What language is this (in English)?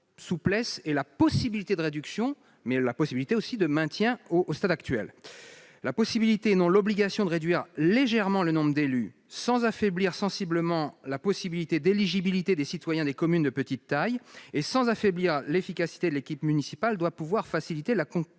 French